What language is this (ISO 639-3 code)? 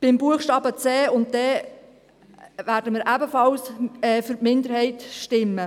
gsw